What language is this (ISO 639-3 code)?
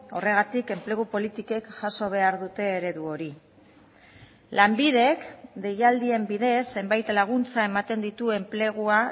eus